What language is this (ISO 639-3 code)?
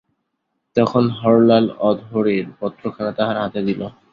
ben